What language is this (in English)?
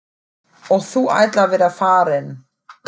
Icelandic